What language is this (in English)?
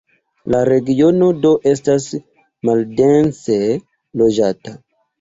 Esperanto